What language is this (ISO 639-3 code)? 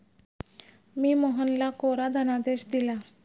mar